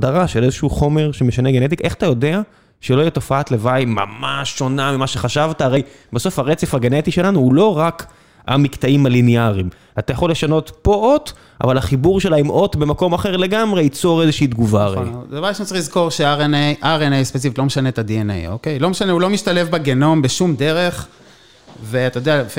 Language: Hebrew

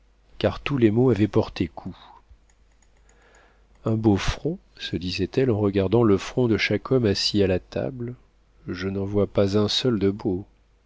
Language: French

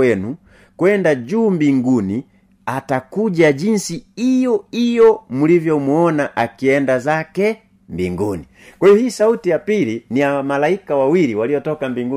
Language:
Swahili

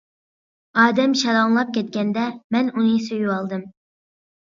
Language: Uyghur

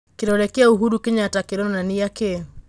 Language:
Kikuyu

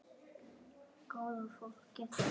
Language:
Icelandic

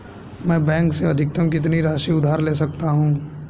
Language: Hindi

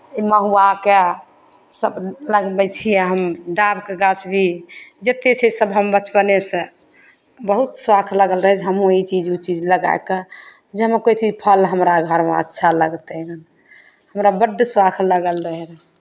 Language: Maithili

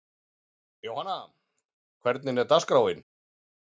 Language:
Icelandic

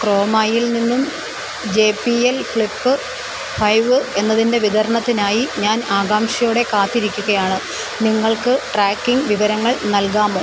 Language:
Malayalam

